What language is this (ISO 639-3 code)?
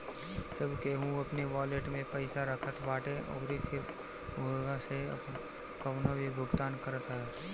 bho